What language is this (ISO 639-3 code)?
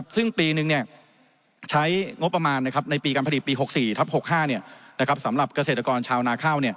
tha